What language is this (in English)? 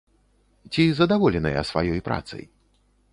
Belarusian